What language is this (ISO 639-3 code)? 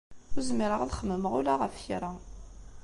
kab